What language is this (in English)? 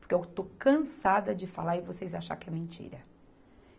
Portuguese